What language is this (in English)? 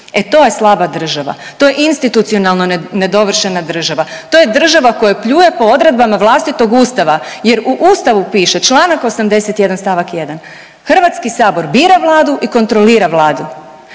Croatian